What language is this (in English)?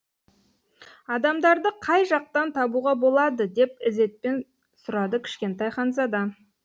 Kazakh